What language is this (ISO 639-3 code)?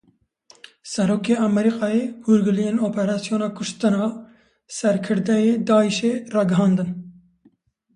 kur